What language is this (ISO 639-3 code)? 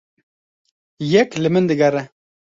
kur